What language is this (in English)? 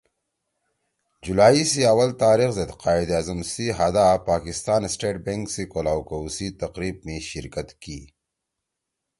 Torwali